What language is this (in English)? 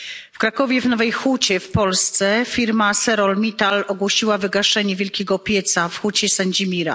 Polish